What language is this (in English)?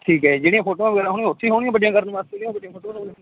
Punjabi